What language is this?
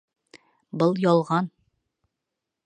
Bashkir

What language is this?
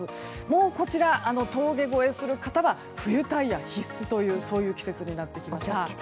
Japanese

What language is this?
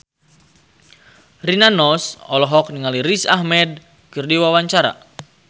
Sundanese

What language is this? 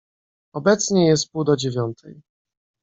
Polish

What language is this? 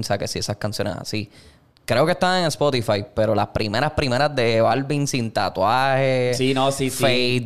Spanish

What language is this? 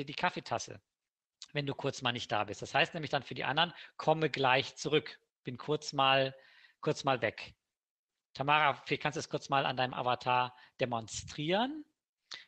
German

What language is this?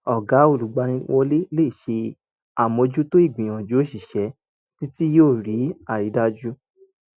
Yoruba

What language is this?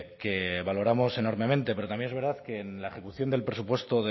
Spanish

